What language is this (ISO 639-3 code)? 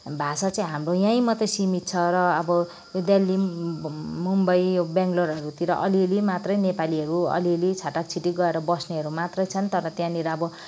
nep